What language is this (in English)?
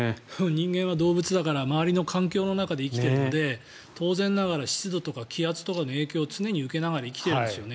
Japanese